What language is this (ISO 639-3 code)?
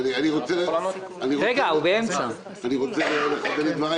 heb